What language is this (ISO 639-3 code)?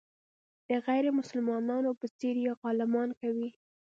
pus